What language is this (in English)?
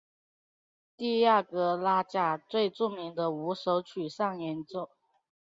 Chinese